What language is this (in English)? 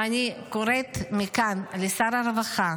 Hebrew